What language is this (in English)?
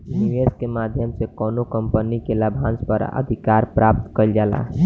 Bhojpuri